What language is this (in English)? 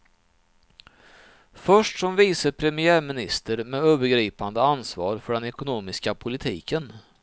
Swedish